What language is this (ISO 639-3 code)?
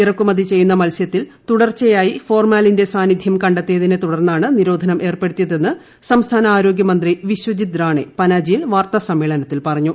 mal